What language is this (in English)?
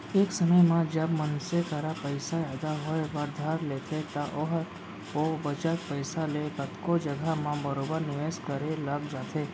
Chhattisgarhi